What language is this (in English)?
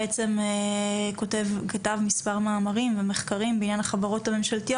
Hebrew